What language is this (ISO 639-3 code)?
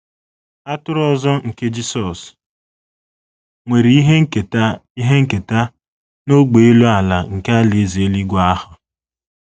ibo